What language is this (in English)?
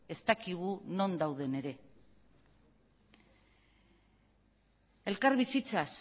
Basque